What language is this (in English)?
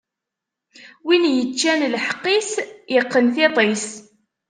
Kabyle